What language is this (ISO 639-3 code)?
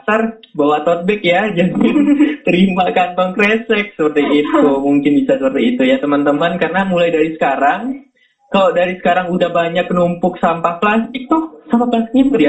ind